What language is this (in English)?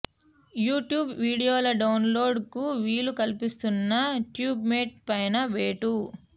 Telugu